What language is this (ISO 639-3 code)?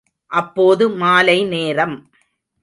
tam